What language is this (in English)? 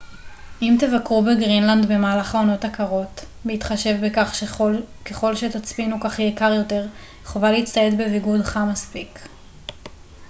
Hebrew